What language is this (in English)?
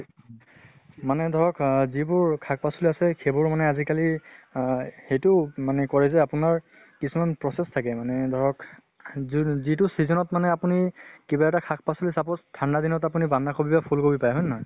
Assamese